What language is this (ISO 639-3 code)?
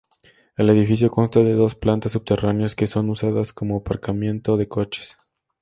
spa